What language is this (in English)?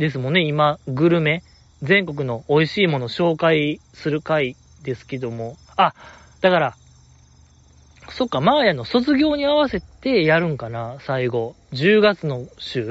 Japanese